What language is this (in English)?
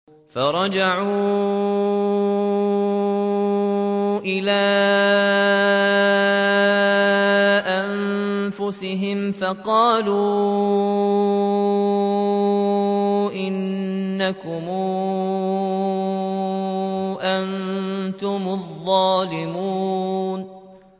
Arabic